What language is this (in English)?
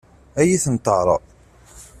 Kabyle